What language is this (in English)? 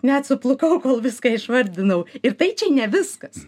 Lithuanian